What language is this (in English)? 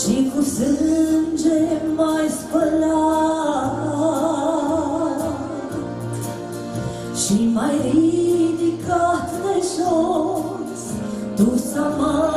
Romanian